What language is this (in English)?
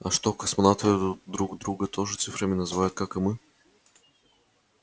Russian